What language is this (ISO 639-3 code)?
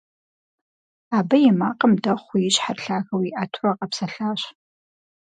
kbd